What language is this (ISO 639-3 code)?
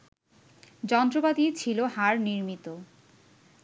ben